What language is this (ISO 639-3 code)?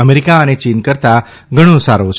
guj